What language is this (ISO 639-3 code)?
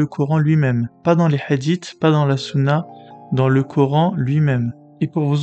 fra